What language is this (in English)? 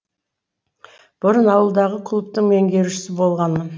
Kazakh